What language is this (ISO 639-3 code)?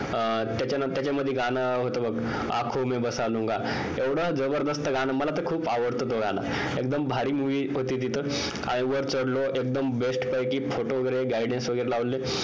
mar